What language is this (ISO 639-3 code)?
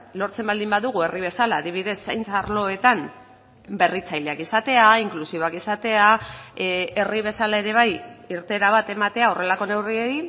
eus